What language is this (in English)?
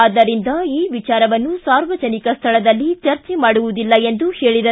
Kannada